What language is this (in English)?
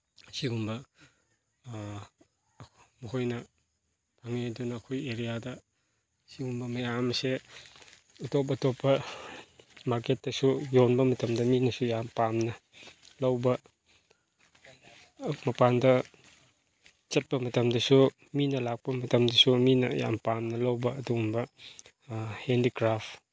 Manipuri